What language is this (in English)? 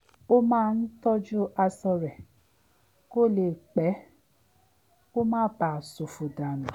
Yoruba